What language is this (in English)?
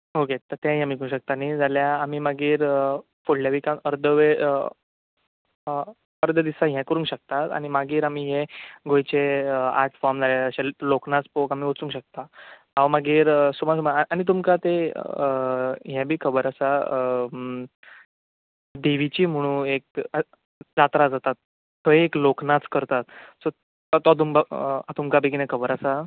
Konkani